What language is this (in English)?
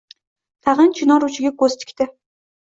Uzbek